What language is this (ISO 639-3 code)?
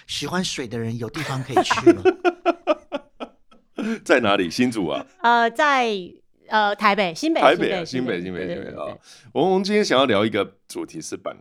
zho